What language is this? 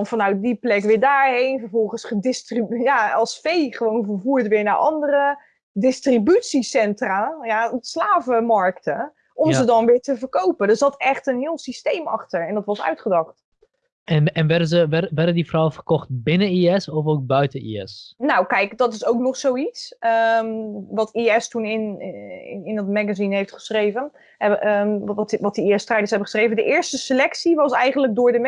Dutch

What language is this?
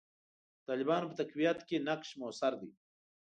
Pashto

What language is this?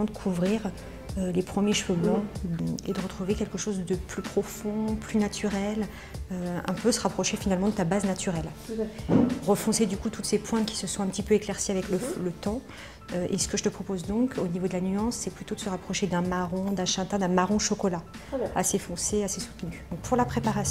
French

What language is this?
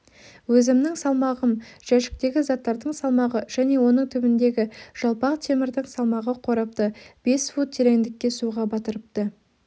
Kazakh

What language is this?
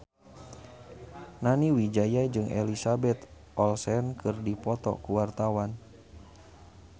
Sundanese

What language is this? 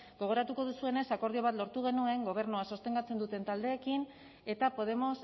Basque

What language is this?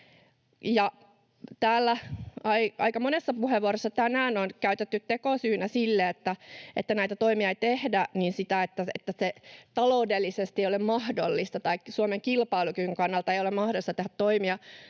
Finnish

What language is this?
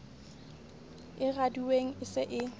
Southern Sotho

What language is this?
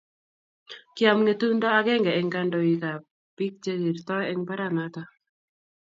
Kalenjin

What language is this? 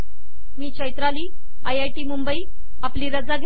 Marathi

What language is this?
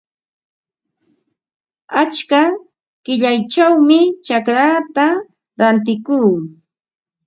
Ambo-Pasco Quechua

